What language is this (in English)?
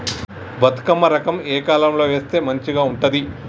Telugu